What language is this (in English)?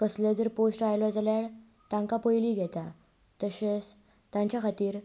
Konkani